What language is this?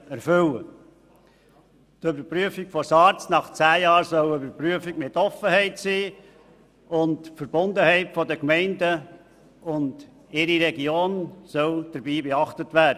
Swiss German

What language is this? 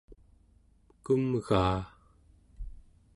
Central Yupik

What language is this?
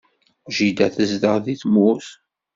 Kabyle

